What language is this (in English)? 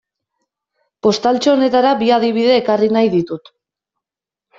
Basque